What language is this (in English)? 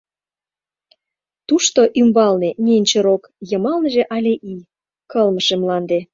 Mari